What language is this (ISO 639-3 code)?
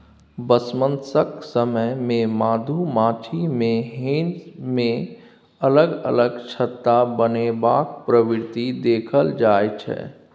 mai